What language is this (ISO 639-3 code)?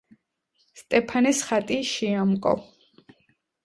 kat